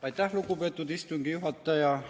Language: Estonian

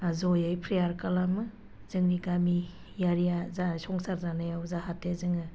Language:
Bodo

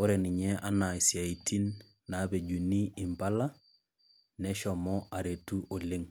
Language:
Masai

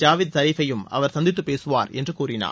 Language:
Tamil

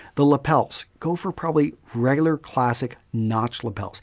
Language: English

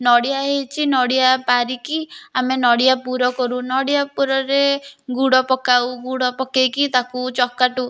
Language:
Odia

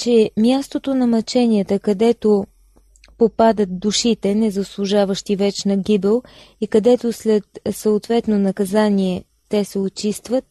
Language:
Bulgarian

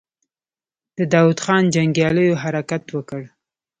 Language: Pashto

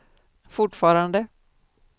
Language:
Swedish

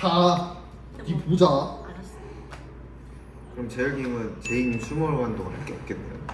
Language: Korean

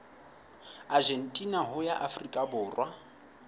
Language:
Southern Sotho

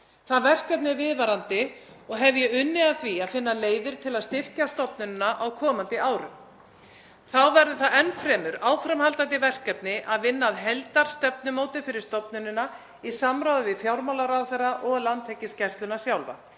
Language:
Icelandic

